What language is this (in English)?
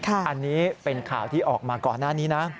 Thai